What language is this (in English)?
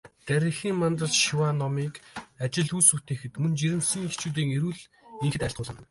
Mongolian